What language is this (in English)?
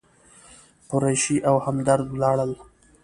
Pashto